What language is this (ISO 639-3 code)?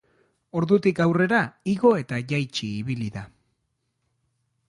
eus